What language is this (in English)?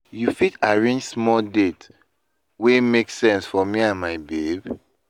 Nigerian Pidgin